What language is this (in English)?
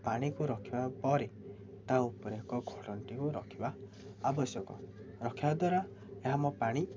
Odia